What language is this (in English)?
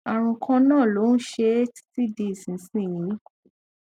Yoruba